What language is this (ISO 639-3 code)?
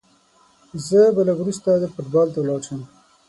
pus